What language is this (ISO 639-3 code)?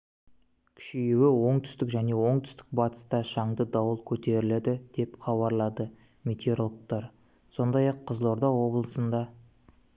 kaz